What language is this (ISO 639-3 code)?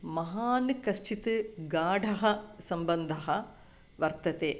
san